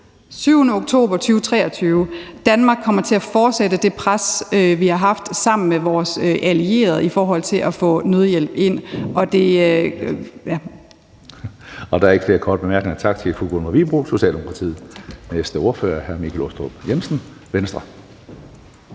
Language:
Danish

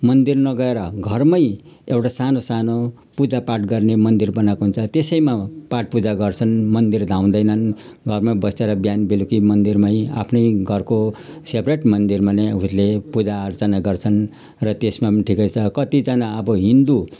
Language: Nepali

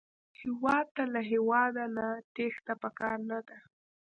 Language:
Pashto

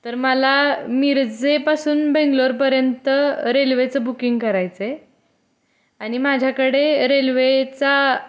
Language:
Marathi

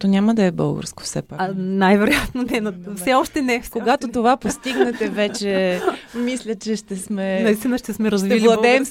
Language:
Bulgarian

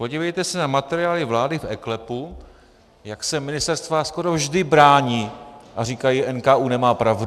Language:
Czech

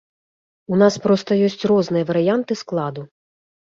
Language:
Belarusian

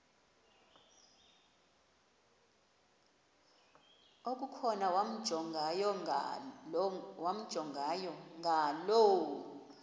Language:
Xhosa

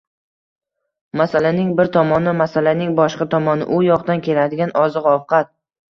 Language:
Uzbek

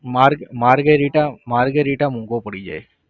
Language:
Gujarati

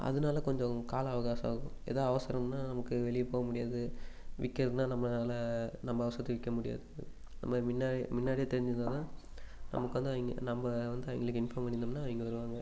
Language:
Tamil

